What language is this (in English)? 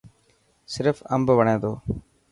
Dhatki